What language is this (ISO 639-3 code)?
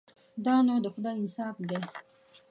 pus